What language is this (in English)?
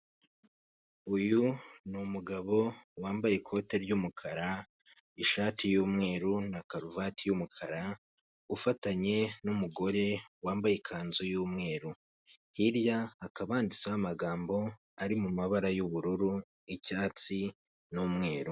Kinyarwanda